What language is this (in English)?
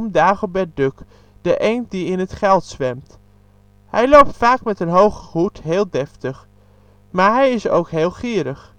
Dutch